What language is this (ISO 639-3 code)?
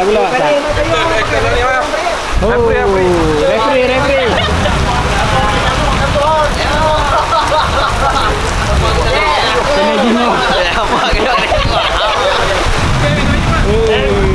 msa